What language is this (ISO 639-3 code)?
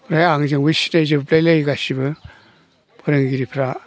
brx